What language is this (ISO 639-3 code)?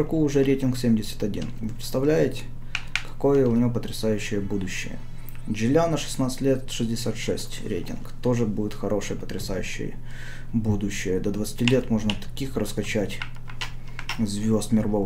rus